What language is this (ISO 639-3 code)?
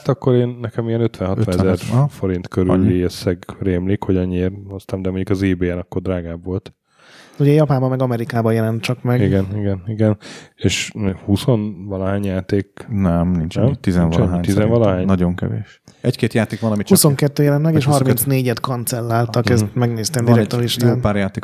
hun